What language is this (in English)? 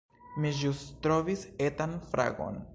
Esperanto